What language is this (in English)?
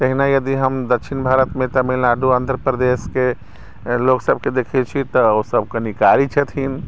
Maithili